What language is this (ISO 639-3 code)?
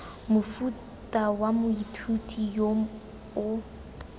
tsn